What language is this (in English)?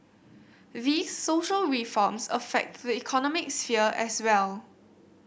English